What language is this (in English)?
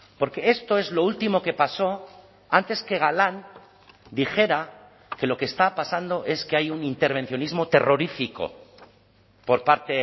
Spanish